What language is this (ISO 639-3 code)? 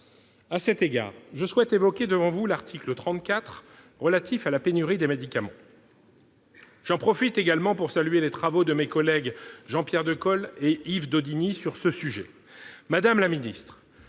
fra